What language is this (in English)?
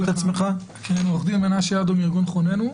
Hebrew